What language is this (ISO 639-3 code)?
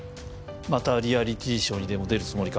jpn